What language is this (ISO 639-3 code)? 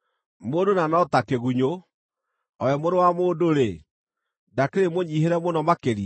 kik